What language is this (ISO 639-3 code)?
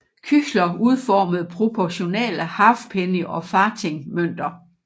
dan